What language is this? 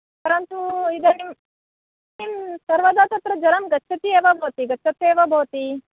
Sanskrit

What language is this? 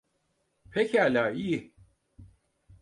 Turkish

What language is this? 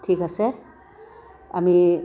Assamese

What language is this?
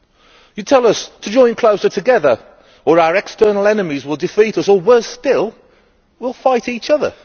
English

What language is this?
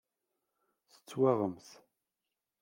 Kabyle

